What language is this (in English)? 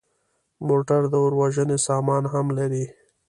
Pashto